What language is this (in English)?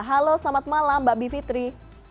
Indonesian